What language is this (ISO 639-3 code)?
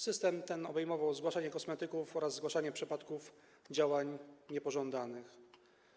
pol